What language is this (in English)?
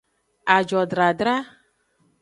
Aja (Benin)